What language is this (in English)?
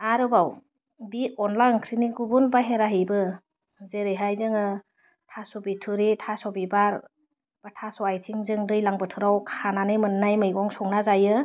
Bodo